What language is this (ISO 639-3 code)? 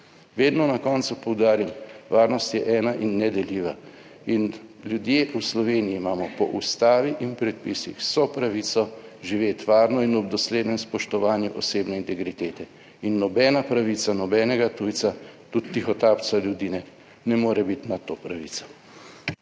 slv